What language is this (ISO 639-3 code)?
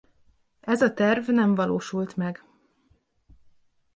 hun